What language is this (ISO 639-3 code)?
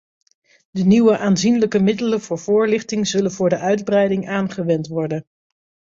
nld